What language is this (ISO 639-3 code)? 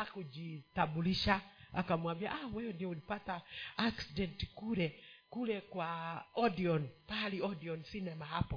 swa